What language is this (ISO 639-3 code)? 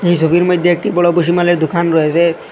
ben